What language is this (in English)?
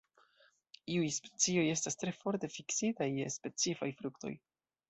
Esperanto